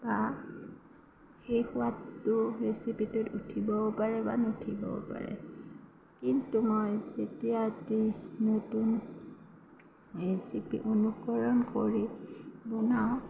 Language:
Assamese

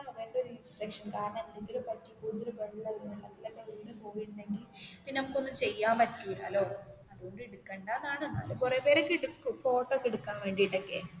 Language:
Malayalam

